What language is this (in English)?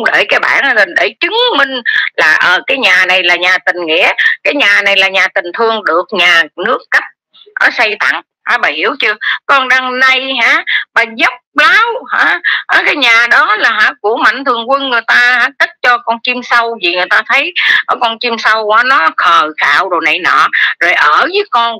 Vietnamese